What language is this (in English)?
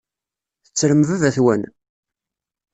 Kabyle